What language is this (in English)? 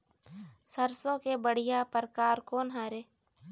Chhattisgarhi